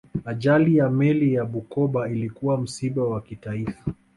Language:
Swahili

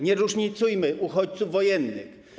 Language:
Polish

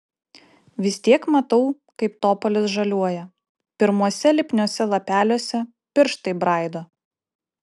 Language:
Lithuanian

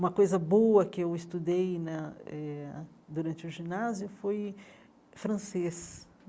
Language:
Portuguese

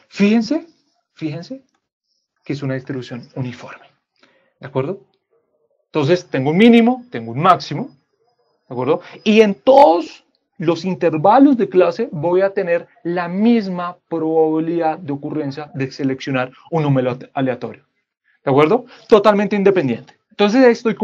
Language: Spanish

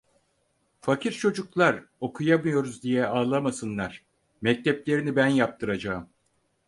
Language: Turkish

